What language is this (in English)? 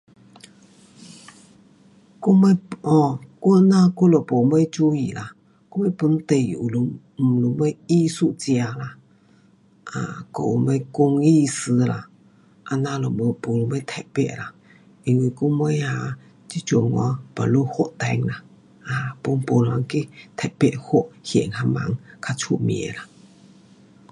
Pu-Xian Chinese